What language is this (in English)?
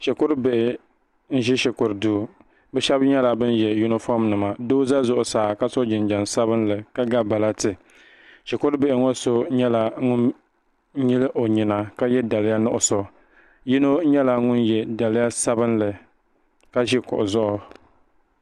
Dagbani